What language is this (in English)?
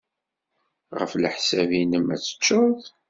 Kabyle